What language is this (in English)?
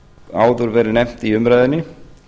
Icelandic